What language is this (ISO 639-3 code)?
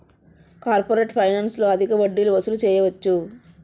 tel